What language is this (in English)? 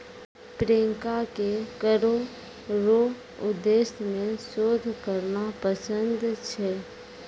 Maithili